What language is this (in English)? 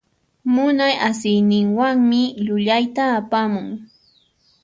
Puno Quechua